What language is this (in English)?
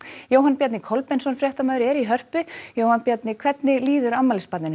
Icelandic